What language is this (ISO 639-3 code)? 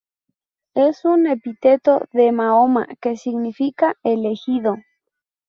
spa